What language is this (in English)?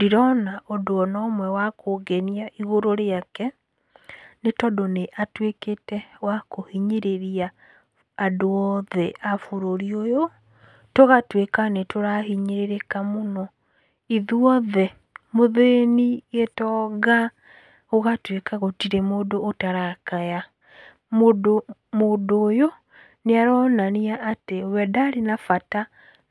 Kikuyu